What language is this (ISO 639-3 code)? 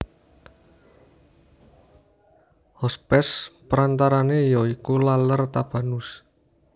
jav